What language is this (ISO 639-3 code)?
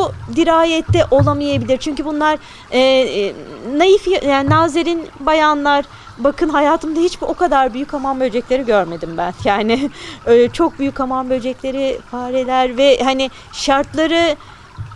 tur